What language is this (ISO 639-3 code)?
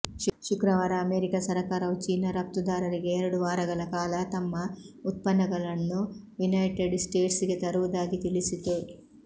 kan